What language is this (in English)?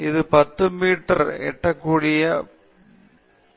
Tamil